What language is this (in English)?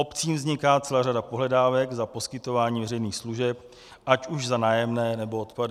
Czech